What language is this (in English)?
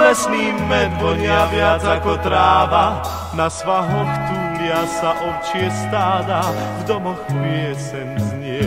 Romanian